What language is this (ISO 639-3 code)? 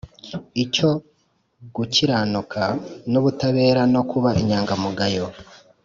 kin